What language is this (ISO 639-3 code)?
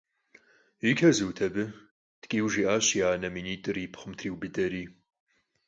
kbd